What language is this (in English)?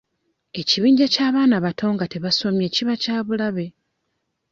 Ganda